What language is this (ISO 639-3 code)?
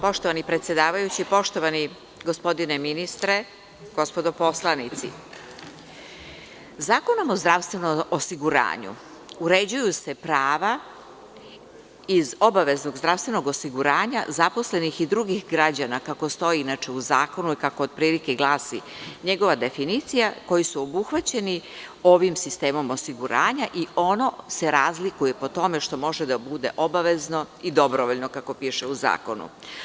srp